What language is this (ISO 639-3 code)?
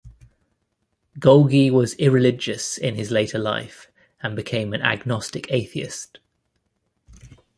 eng